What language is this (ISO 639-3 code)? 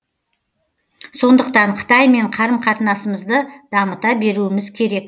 kaz